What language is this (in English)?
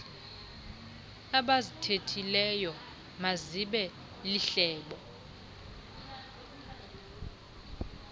Xhosa